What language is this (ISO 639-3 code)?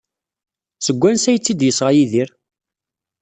kab